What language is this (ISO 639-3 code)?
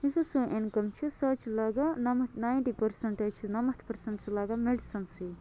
kas